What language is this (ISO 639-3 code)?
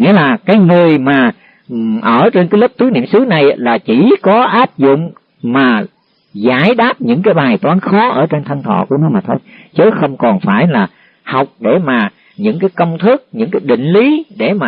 vie